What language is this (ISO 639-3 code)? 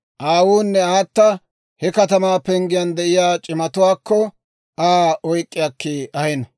dwr